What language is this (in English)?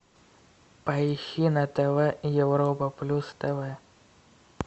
Russian